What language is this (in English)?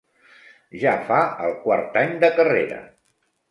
Catalan